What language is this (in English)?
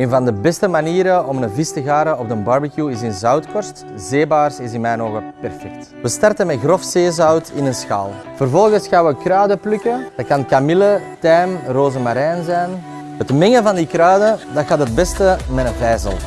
Dutch